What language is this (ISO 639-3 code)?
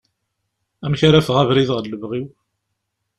kab